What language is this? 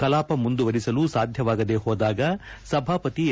Kannada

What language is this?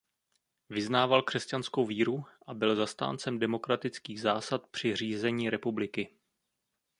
Czech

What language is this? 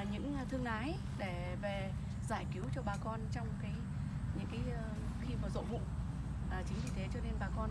Vietnamese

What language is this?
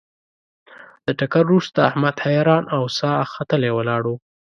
Pashto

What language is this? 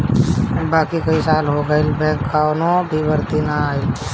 Bhojpuri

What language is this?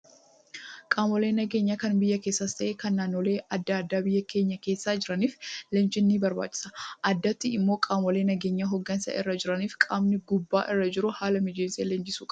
Oromo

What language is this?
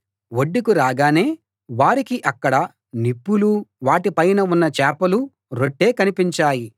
Telugu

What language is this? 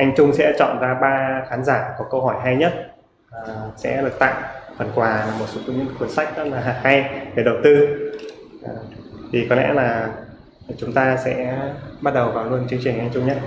Vietnamese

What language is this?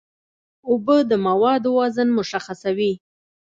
Pashto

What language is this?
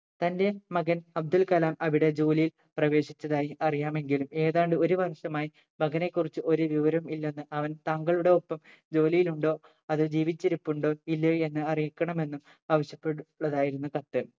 Malayalam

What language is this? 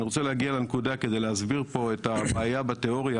Hebrew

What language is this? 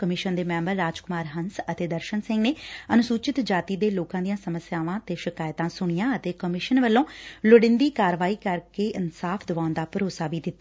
Punjabi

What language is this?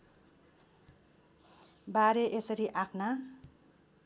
Nepali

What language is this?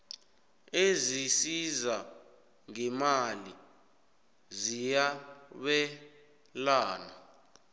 South Ndebele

